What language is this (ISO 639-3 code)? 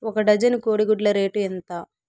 tel